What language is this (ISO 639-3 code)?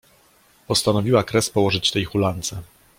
pol